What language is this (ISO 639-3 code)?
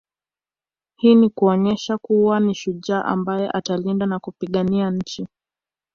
swa